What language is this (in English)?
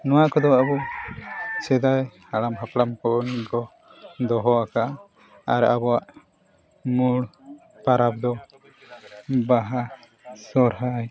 Santali